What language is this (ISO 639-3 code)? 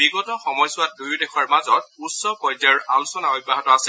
asm